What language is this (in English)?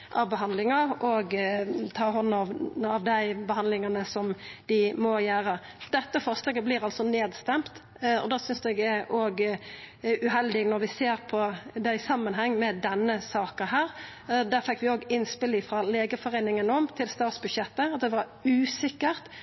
Norwegian Nynorsk